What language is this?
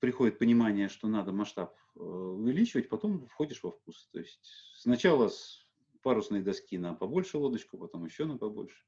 Russian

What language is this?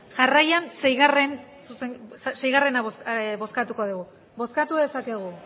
Basque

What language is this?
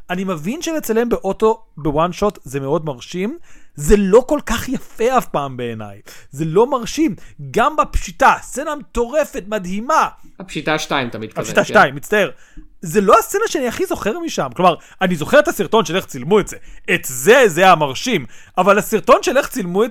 Hebrew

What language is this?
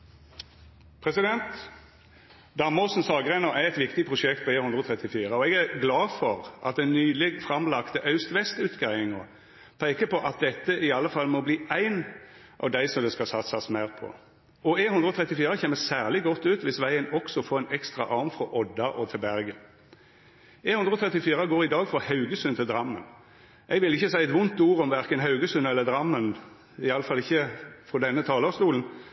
Norwegian Nynorsk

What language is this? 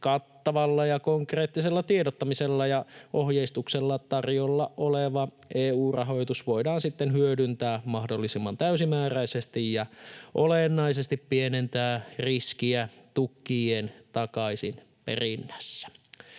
Finnish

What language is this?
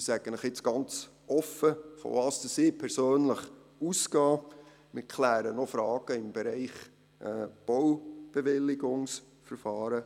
Swiss German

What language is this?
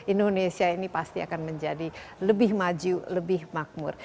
Indonesian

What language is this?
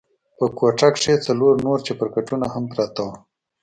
Pashto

